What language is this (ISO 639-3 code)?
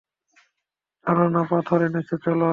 ben